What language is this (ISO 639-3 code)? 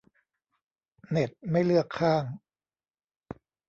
tha